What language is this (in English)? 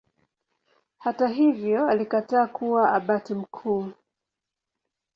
Swahili